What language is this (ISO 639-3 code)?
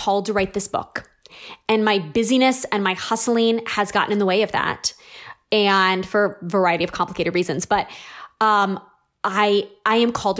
eng